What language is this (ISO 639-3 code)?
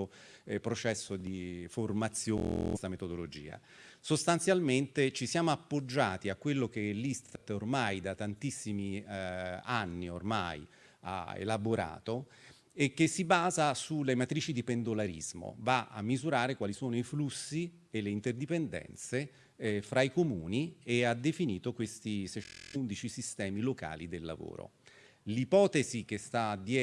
ita